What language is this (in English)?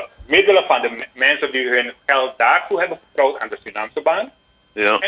Dutch